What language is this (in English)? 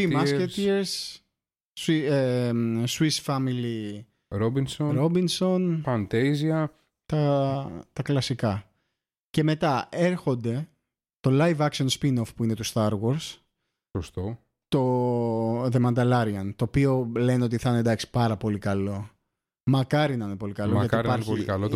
Greek